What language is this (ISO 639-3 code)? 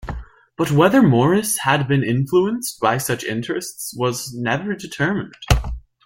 eng